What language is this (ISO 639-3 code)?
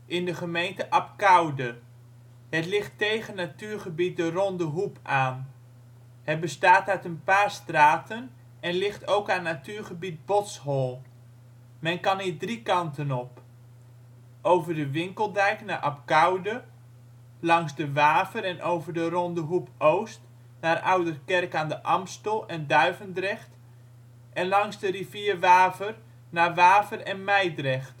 nld